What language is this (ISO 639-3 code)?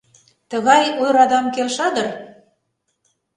chm